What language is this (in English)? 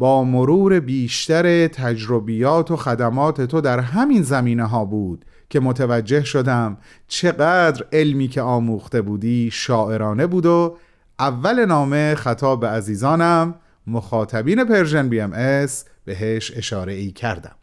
Persian